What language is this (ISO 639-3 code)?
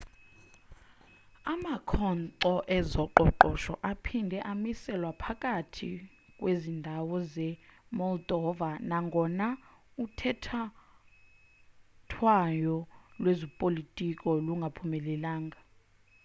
xho